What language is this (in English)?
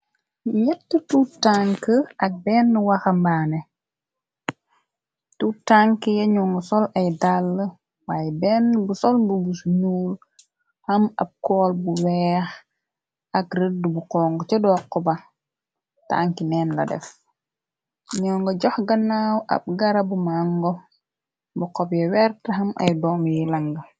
Wolof